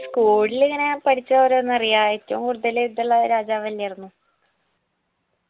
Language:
Malayalam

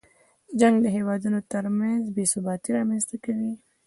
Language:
Pashto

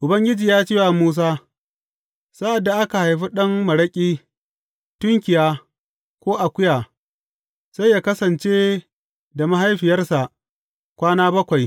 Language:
Hausa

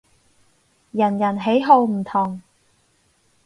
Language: Cantonese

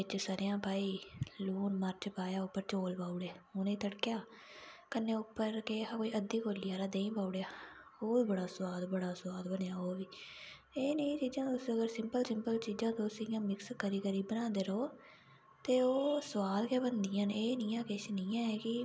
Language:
Dogri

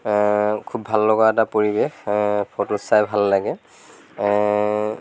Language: Assamese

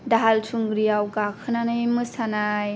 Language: Bodo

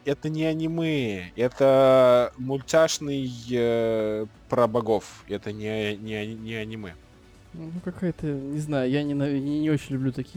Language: Russian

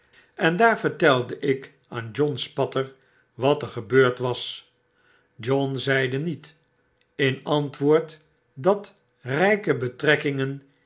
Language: Dutch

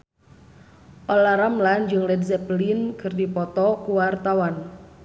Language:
Sundanese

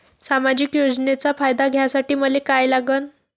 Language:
Marathi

